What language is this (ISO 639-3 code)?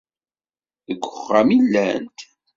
kab